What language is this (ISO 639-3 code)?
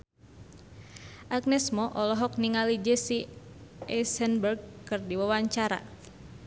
sun